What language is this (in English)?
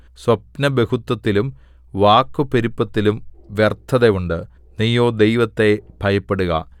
Malayalam